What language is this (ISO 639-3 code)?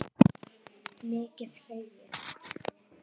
isl